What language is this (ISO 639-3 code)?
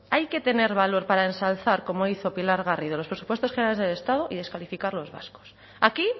spa